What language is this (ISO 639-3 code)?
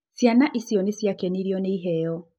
kik